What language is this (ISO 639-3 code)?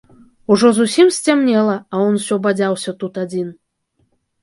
bel